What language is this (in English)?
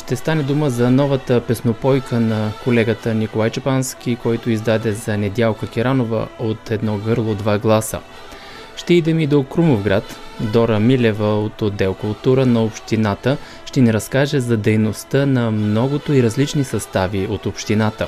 Bulgarian